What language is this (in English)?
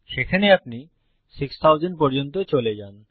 Bangla